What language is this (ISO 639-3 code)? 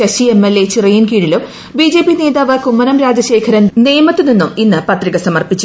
mal